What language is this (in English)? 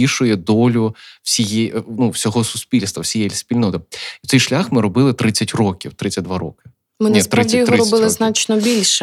Ukrainian